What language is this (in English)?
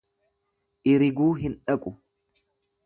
Oromo